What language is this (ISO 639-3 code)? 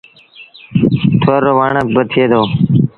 sbn